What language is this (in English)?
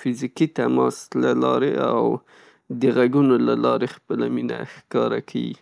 Pashto